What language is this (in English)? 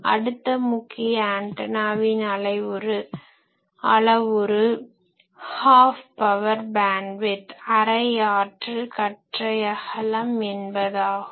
Tamil